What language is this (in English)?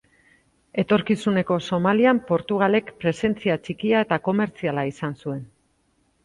Basque